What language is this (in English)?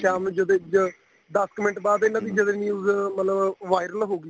Punjabi